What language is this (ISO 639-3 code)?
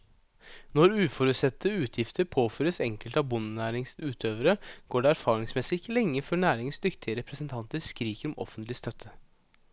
nor